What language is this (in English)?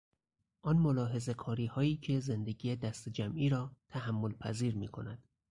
Persian